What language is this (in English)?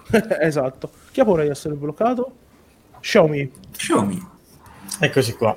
Italian